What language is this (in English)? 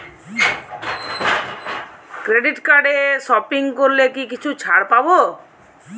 Bangla